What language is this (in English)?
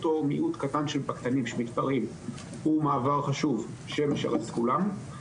Hebrew